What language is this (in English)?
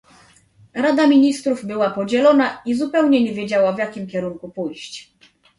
Polish